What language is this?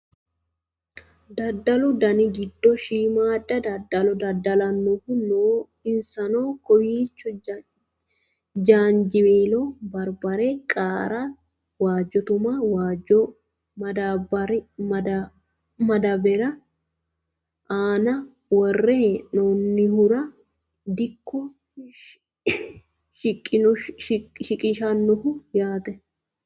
Sidamo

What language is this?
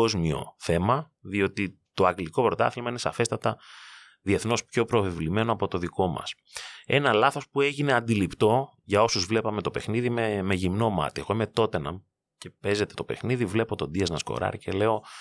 Greek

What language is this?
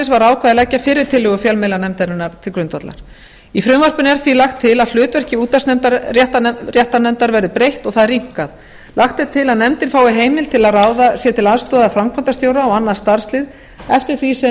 Icelandic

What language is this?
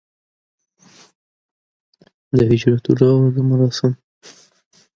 English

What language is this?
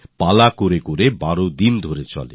Bangla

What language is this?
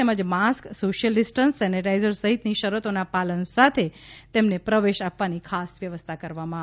Gujarati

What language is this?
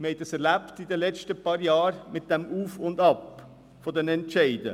Swiss German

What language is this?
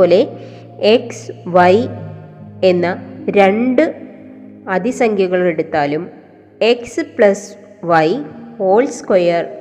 Malayalam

